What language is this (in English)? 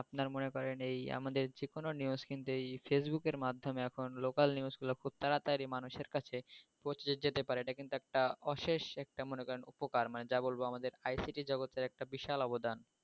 Bangla